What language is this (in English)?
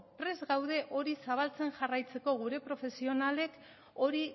Basque